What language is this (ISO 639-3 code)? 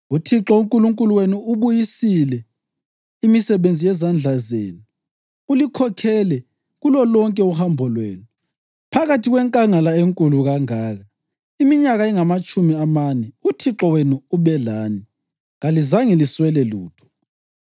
nde